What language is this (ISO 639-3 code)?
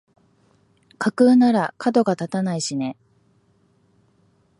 jpn